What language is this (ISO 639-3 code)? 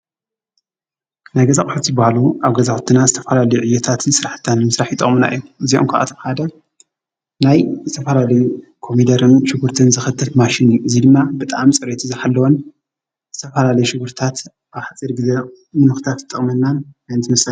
tir